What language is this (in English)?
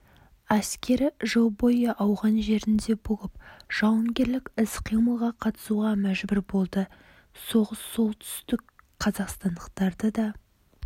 Kazakh